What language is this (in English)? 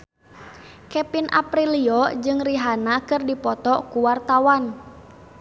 Sundanese